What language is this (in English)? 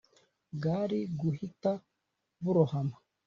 Kinyarwanda